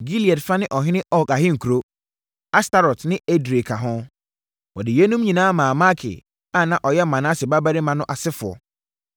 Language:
Akan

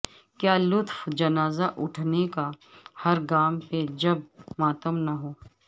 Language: Urdu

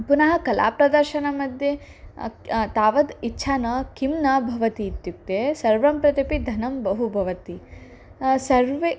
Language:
Sanskrit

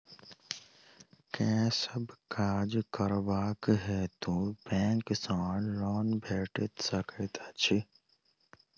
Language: Maithili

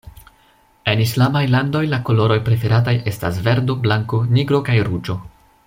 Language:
Esperanto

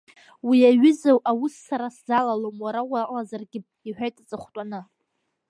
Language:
Abkhazian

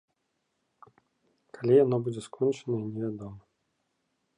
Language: Belarusian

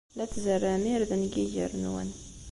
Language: Kabyle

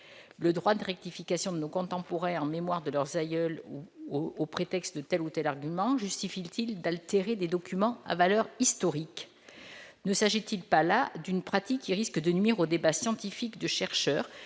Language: French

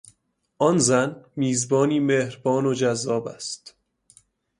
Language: Persian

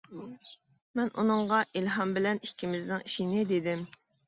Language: Uyghur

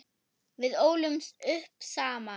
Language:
Icelandic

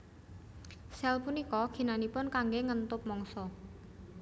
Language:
Javanese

